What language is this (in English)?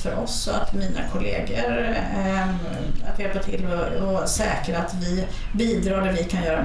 Swedish